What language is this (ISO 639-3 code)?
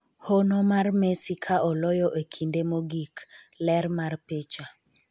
luo